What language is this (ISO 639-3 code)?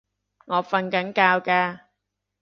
yue